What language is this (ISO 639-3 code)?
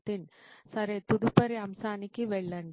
tel